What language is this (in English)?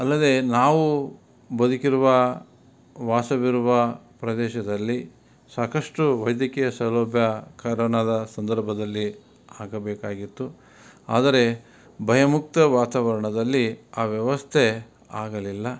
Kannada